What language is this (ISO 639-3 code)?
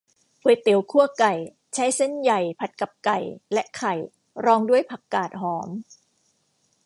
tha